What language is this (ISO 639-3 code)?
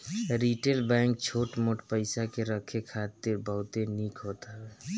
bho